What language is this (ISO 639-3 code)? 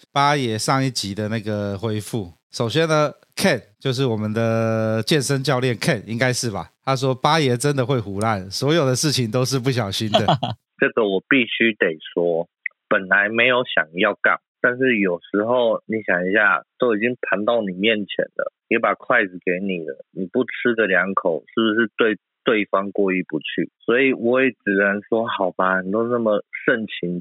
zho